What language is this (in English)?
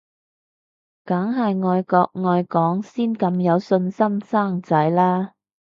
Cantonese